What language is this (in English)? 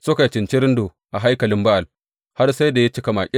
Hausa